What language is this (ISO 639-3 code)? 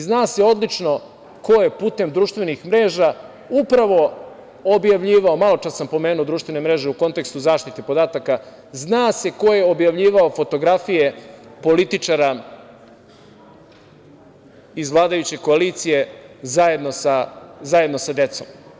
srp